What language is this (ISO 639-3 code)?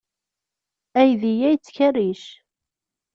kab